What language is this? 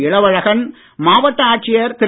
Tamil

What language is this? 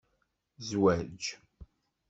Kabyle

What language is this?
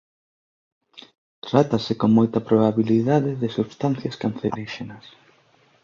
Galician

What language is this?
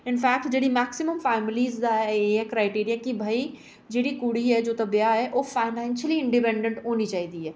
Dogri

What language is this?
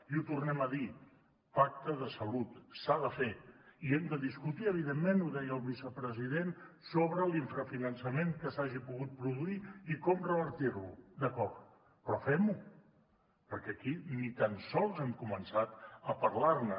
Catalan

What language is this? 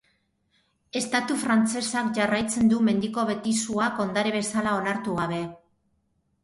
Basque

